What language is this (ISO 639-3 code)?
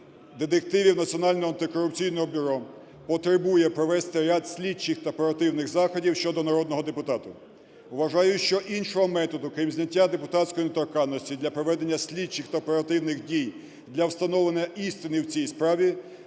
ukr